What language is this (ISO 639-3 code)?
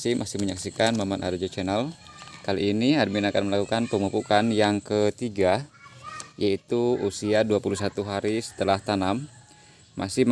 ind